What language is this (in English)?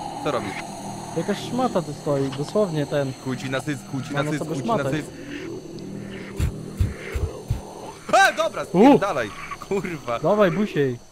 Polish